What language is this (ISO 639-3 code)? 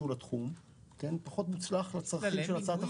heb